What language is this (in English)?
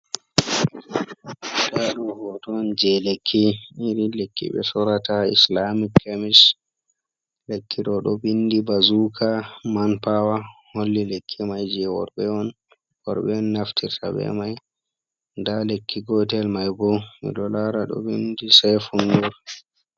Fula